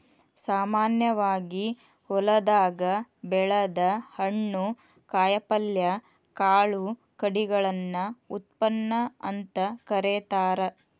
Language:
Kannada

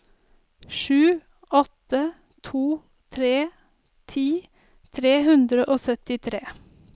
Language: Norwegian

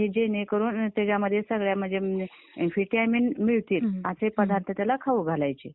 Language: Marathi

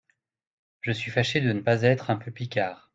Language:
French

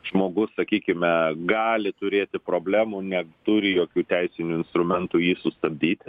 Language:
Lithuanian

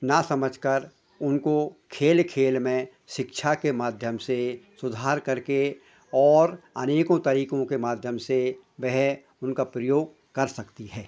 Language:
Hindi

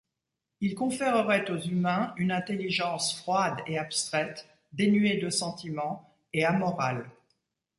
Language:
French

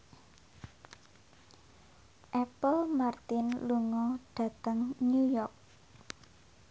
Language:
Javanese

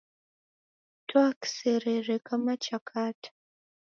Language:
Taita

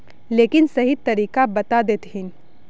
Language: Magahi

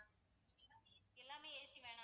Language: Tamil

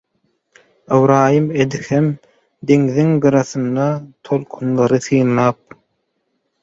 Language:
Turkmen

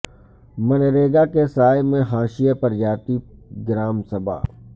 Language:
Urdu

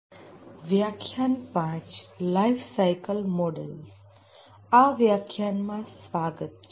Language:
Gujarati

